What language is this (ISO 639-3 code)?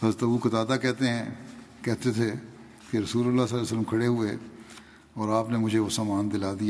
urd